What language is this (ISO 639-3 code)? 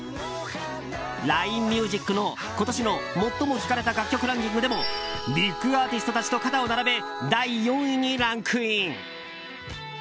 jpn